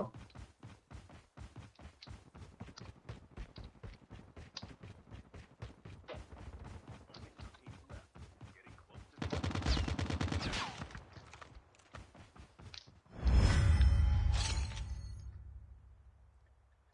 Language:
Spanish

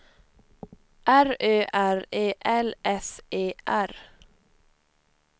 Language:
Swedish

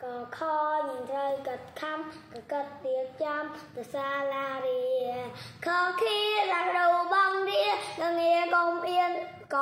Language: Thai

